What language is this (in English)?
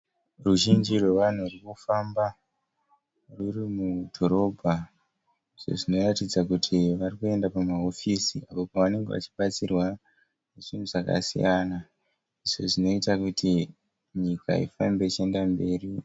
Shona